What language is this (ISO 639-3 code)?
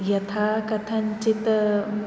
san